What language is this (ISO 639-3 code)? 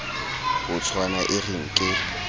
sot